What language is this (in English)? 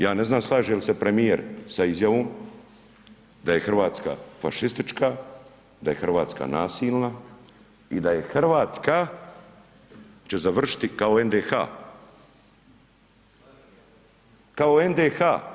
Croatian